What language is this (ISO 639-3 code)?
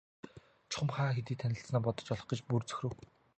mon